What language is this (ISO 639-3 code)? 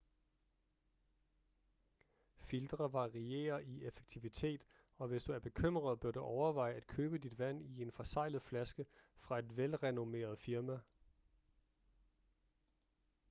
dan